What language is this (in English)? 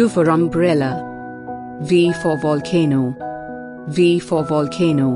English